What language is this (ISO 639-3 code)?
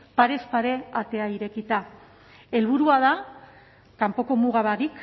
eus